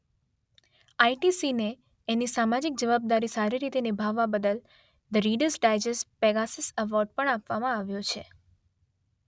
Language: Gujarati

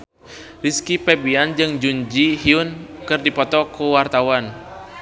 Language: Sundanese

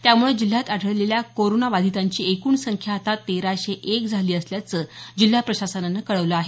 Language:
Marathi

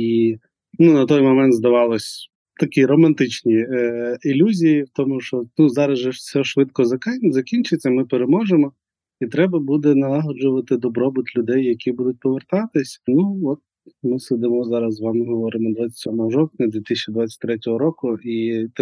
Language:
Ukrainian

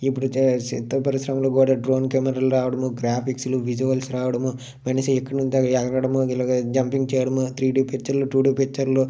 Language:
Telugu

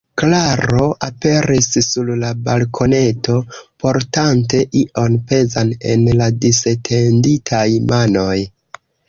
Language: Esperanto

